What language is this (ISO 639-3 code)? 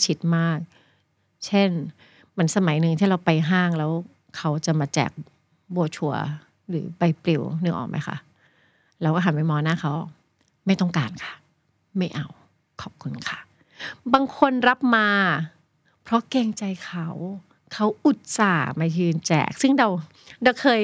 tha